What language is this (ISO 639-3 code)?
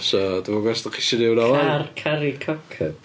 cym